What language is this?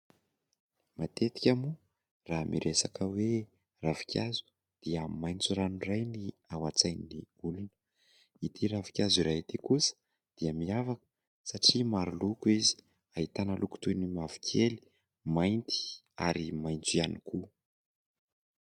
Malagasy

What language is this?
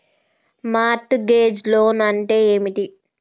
Telugu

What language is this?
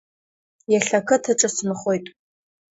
Abkhazian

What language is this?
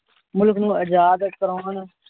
Punjabi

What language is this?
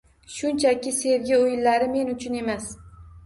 Uzbek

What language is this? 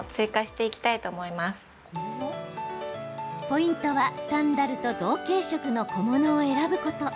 Japanese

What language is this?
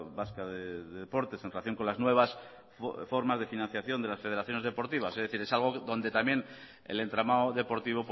Spanish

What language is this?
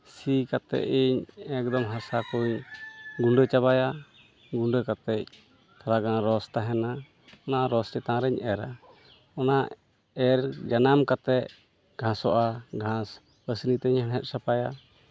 Santali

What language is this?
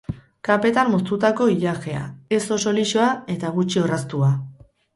Basque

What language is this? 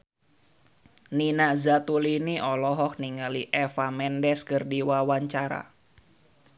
Sundanese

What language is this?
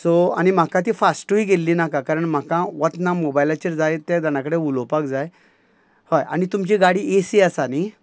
Konkani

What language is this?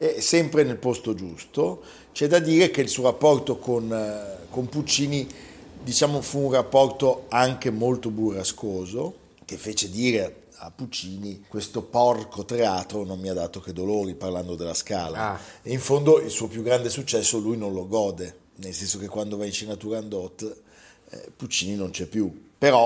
Italian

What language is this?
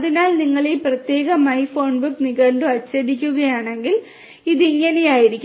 Malayalam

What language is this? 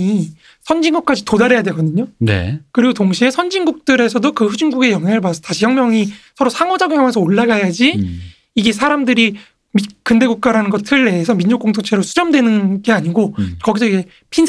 Korean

